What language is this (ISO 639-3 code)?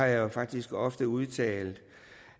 dan